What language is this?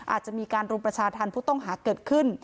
Thai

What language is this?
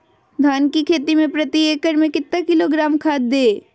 Magahi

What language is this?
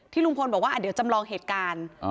Thai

